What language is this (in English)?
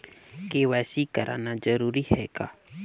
Chhattisgarhi